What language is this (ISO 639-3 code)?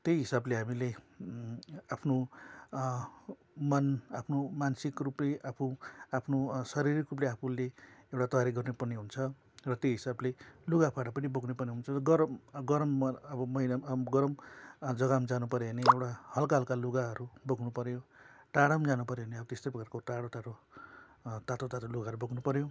nep